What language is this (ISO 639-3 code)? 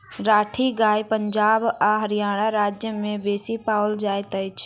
mai